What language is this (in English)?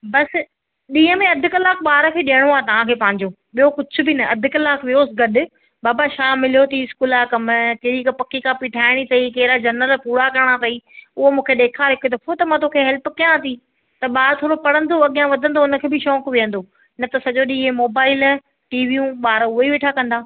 Sindhi